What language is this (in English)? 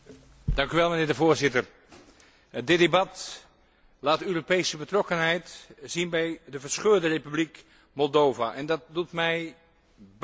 Dutch